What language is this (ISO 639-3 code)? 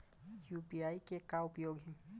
hne